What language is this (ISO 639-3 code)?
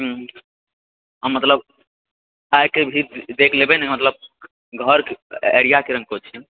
mai